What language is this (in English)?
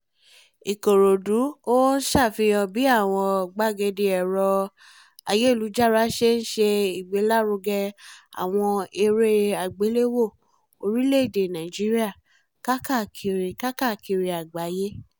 Yoruba